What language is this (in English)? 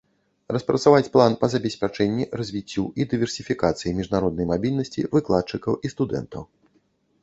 Belarusian